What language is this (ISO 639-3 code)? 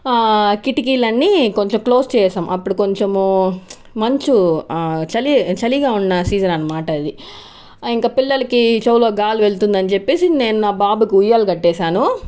tel